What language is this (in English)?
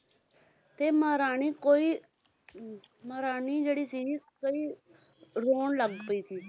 Punjabi